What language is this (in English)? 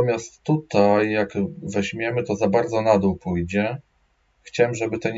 Polish